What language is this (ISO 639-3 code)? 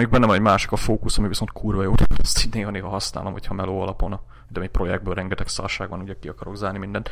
hun